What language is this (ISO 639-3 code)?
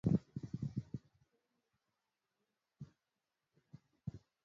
mbo